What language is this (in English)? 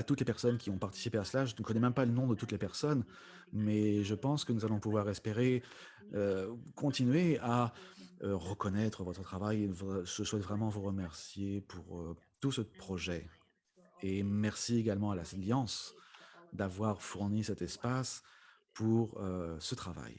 French